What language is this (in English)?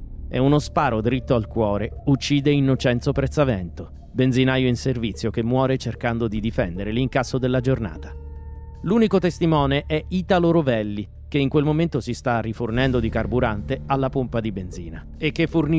Italian